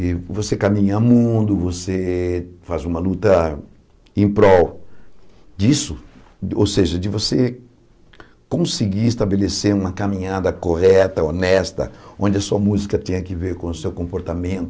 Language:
Portuguese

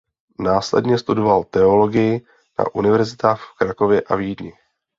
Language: Czech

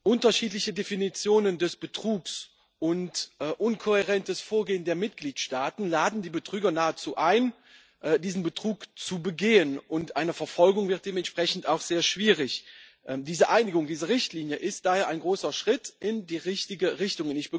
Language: German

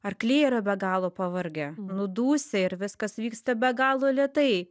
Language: Lithuanian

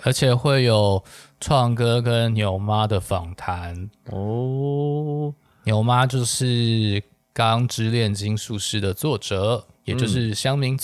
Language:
Chinese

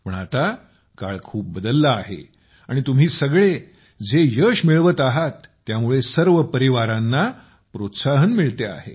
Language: Marathi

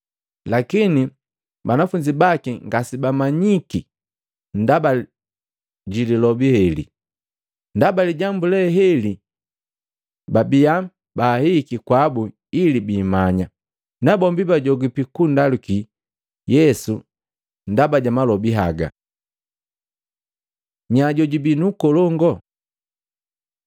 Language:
Matengo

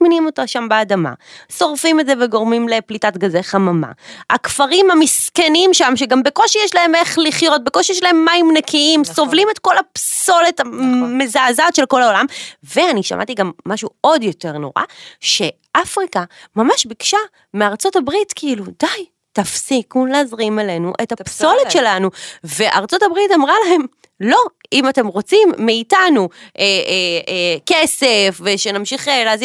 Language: Hebrew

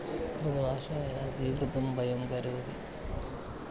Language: Sanskrit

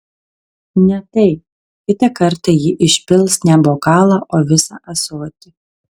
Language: Lithuanian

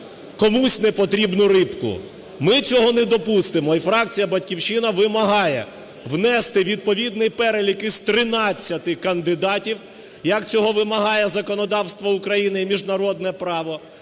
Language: Ukrainian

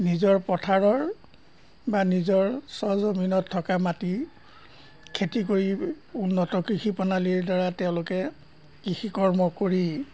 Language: Assamese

